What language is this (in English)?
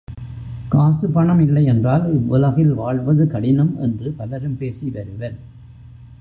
Tamil